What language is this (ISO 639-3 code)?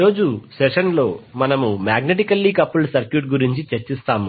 tel